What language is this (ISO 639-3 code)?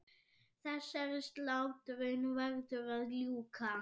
isl